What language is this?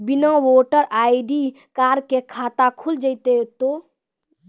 Maithili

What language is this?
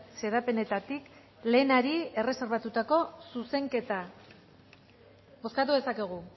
Basque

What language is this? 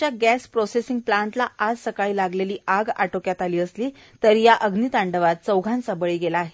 Marathi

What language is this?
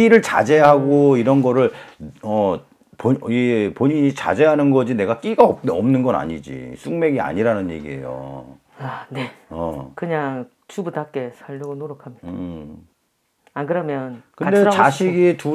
Korean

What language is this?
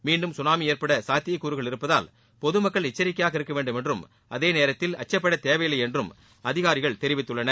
Tamil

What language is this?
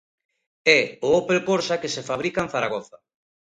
Galician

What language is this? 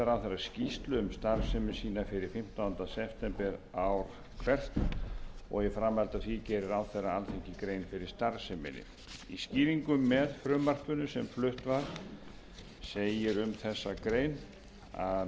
Icelandic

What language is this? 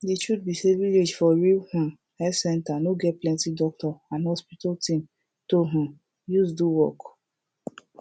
Nigerian Pidgin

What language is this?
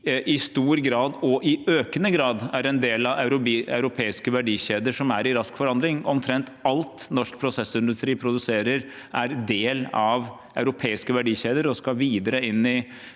Norwegian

